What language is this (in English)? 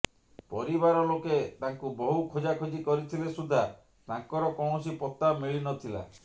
Odia